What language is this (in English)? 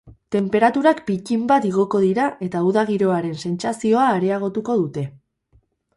Basque